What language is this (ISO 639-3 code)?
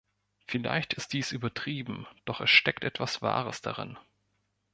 deu